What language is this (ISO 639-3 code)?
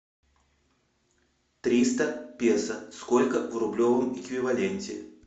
rus